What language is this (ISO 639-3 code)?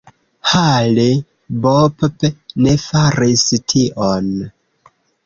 epo